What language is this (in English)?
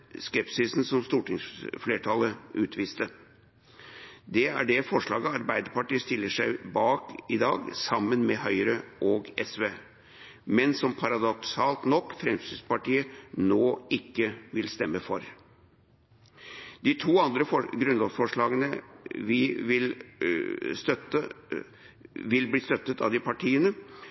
Norwegian Bokmål